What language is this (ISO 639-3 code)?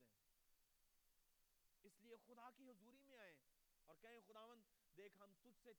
urd